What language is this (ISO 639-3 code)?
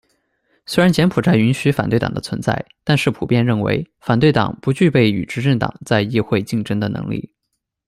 zho